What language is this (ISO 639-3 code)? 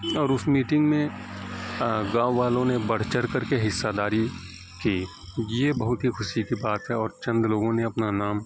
urd